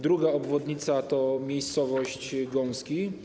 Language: Polish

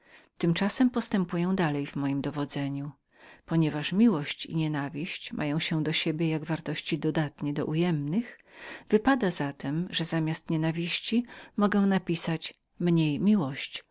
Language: Polish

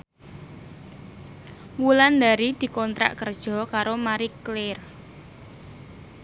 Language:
Javanese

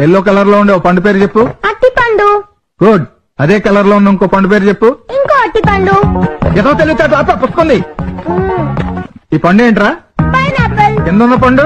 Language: Telugu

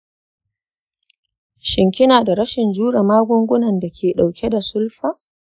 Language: Hausa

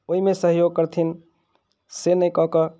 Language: Maithili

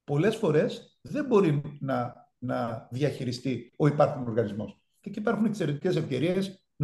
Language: Greek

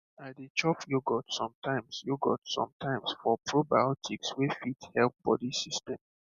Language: Nigerian Pidgin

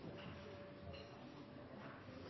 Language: Norwegian Nynorsk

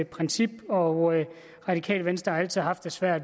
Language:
Danish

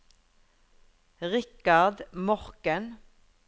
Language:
Norwegian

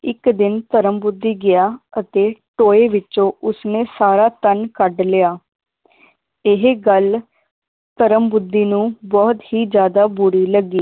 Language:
Punjabi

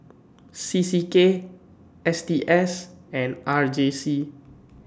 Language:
English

